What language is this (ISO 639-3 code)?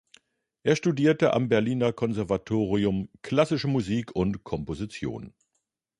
deu